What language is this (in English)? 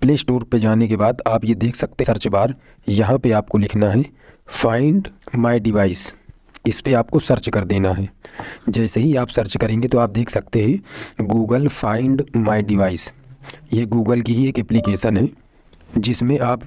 Hindi